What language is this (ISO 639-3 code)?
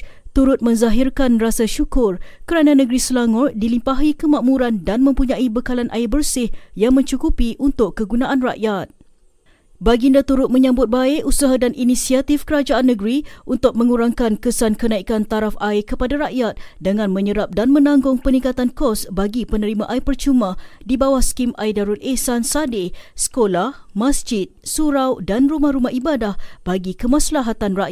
msa